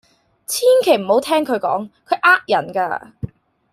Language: Cantonese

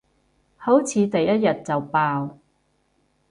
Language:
Cantonese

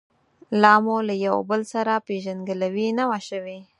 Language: Pashto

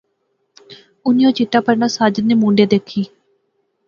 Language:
Pahari-Potwari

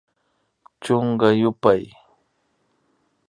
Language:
Imbabura Highland Quichua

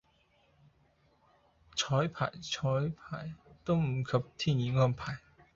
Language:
Cantonese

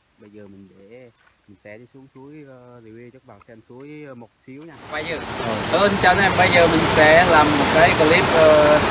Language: Vietnamese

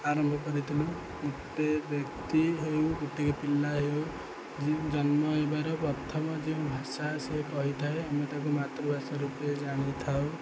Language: Odia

